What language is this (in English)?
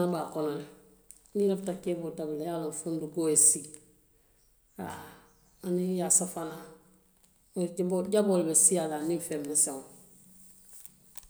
Western Maninkakan